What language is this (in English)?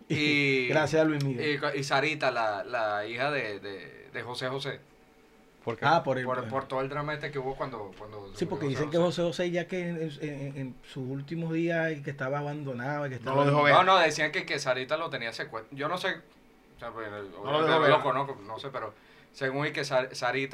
Spanish